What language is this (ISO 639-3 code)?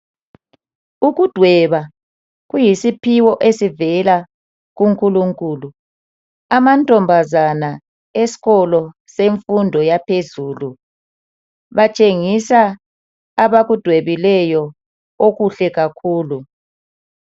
nde